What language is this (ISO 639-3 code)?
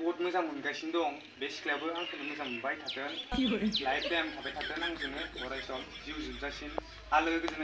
ind